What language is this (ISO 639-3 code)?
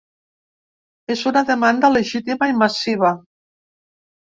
cat